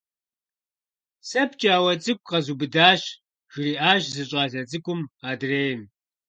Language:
Kabardian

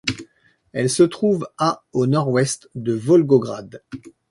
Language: French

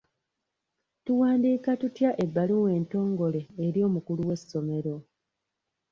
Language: Ganda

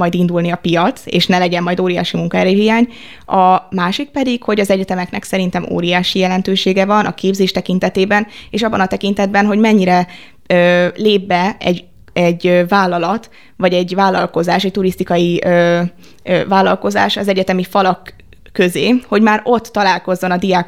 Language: Hungarian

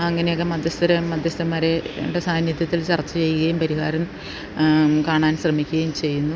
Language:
Malayalam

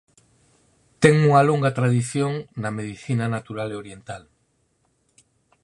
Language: Galician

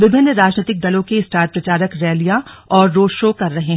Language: Hindi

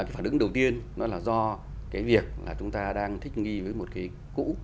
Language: Vietnamese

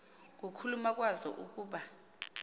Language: Xhosa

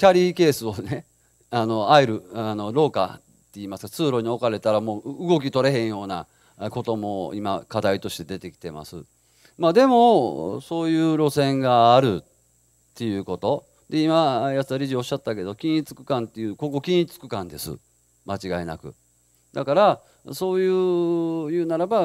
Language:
Japanese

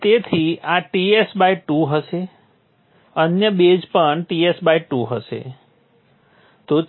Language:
Gujarati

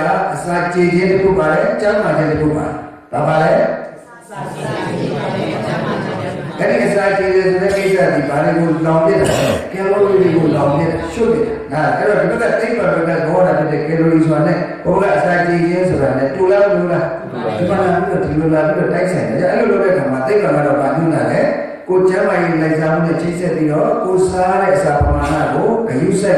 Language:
Indonesian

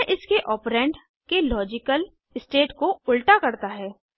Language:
Hindi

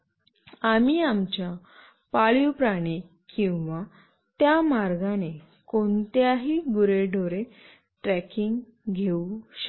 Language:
Marathi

